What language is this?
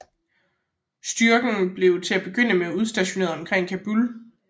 Danish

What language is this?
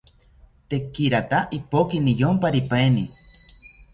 South Ucayali Ashéninka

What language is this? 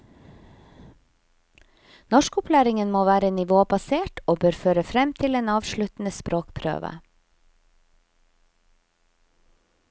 Norwegian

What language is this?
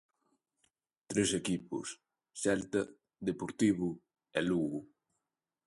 Galician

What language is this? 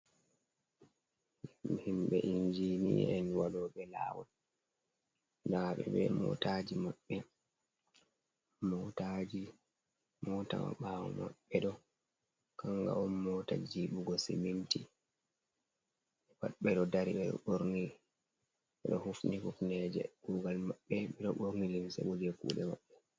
Fula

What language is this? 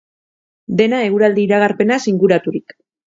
Basque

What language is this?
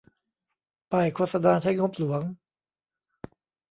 Thai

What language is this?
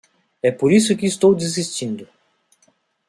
Portuguese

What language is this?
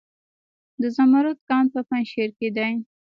Pashto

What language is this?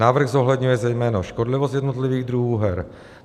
Czech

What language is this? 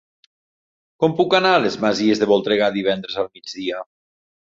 Catalan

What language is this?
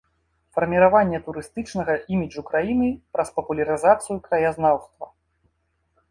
Belarusian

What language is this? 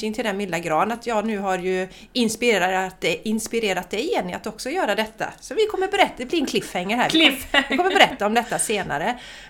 Swedish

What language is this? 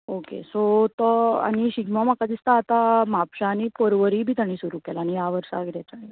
Konkani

